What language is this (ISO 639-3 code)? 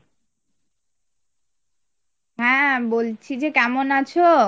ben